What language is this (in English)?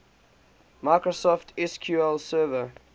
English